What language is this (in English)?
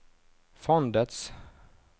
Norwegian